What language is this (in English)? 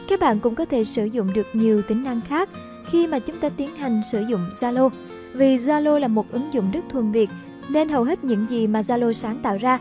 Vietnamese